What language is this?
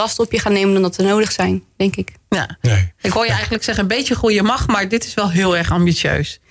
Dutch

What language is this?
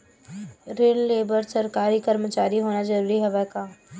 Chhattisgarhi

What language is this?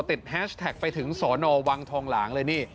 Thai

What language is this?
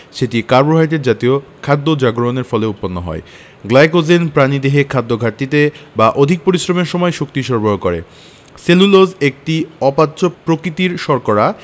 Bangla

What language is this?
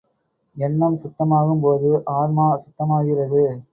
Tamil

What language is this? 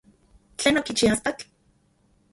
Central Puebla Nahuatl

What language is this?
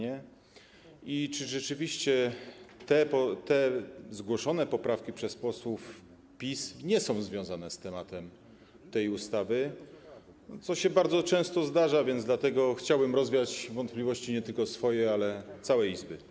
Polish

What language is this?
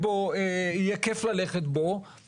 Hebrew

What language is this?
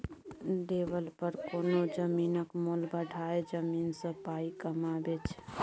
Maithili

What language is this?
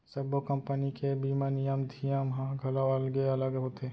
Chhattisgarhi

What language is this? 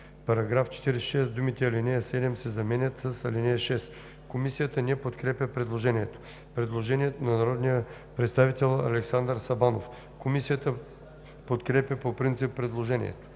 Bulgarian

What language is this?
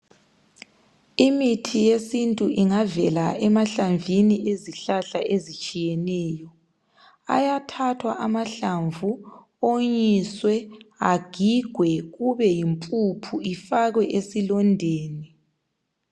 North Ndebele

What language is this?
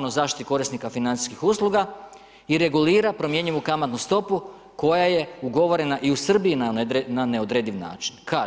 Croatian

